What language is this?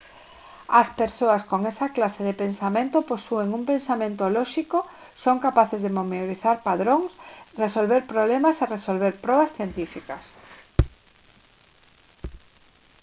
Galician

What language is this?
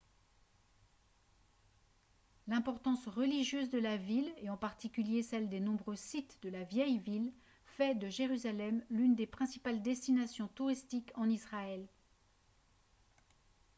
French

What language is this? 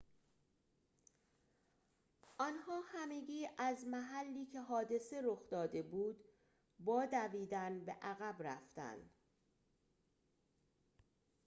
Persian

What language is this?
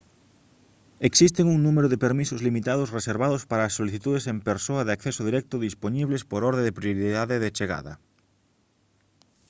Galician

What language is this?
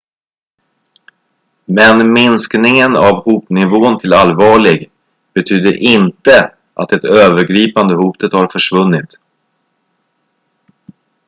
Swedish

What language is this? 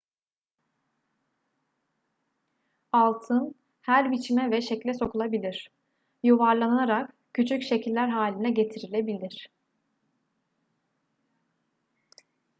Turkish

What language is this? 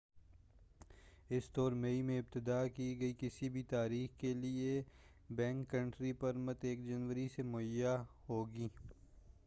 Urdu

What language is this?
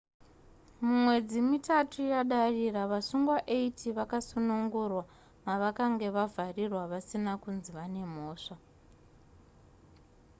Shona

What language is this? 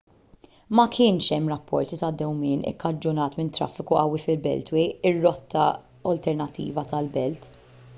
Maltese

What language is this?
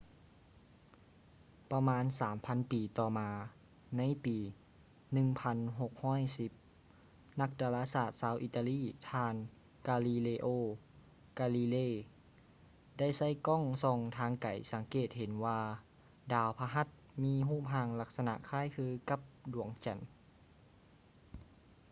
Lao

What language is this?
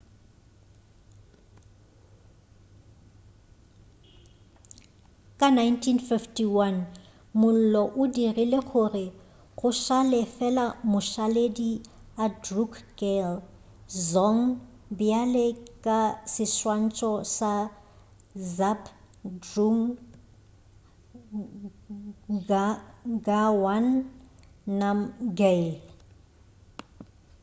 Northern Sotho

